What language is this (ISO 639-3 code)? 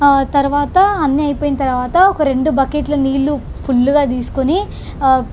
tel